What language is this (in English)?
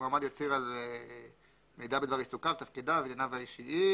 Hebrew